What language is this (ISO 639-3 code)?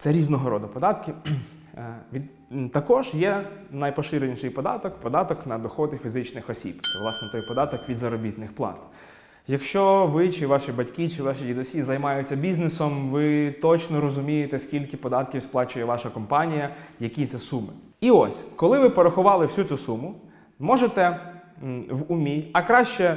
ukr